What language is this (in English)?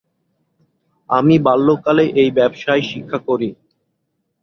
Bangla